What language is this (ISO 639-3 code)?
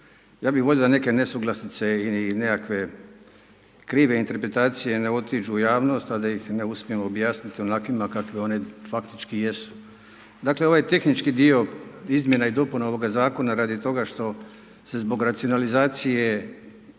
hrv